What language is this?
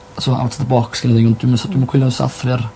Welsh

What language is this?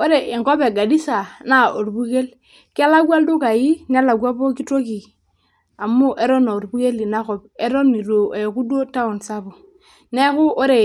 Masai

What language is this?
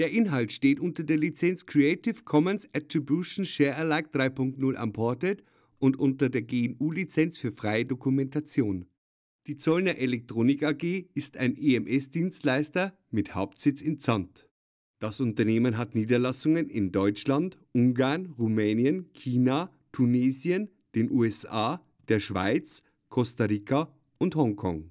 German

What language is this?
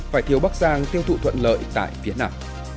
Vietnamese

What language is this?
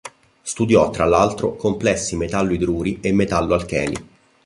Italian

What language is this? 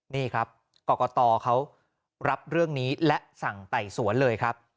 Thai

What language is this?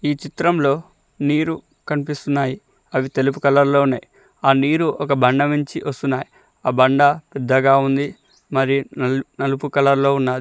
Telugu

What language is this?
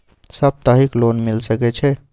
Maithili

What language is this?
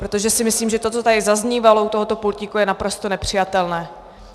Czech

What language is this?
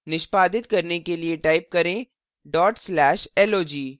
Hindi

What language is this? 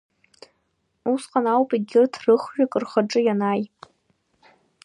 Abkhazian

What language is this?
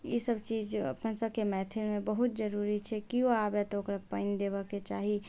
Maithili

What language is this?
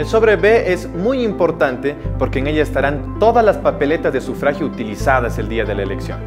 Spanish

